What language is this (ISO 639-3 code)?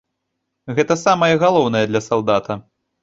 bel